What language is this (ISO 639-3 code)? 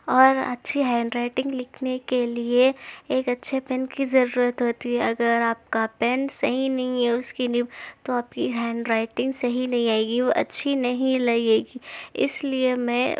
urd